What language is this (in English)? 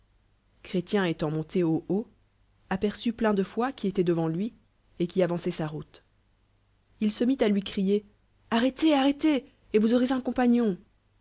French